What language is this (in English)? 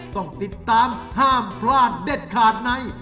Thai